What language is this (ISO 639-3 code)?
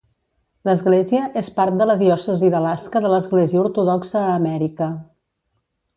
cat